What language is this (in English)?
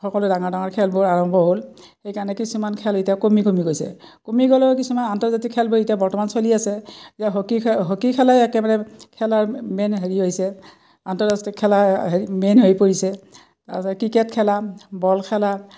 Assamese